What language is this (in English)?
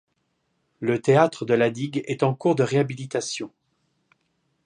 French